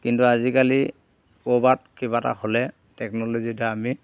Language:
Assamese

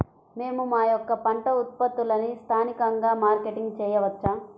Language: Telugu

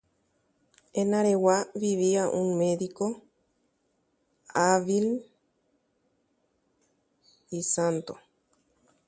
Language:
Guarani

